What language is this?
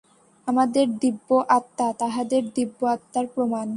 Bangla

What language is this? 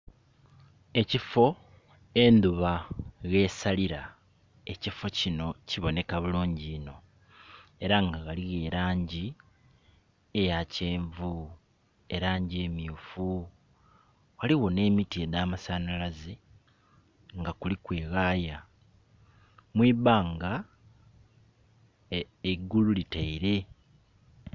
Soga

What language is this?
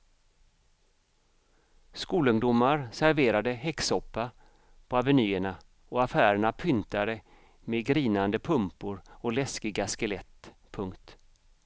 Swedish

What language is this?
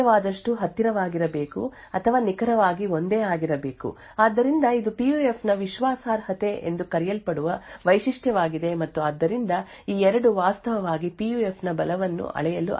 Kannada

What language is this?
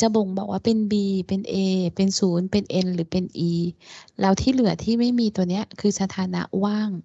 Thai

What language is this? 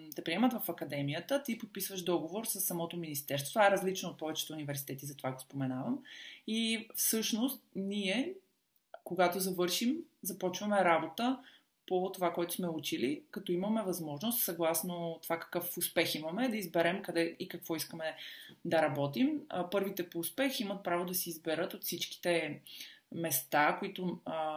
Bulgarian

